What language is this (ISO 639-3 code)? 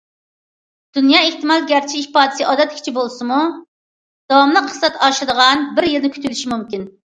uig